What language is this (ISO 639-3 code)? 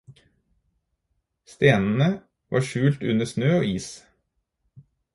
nob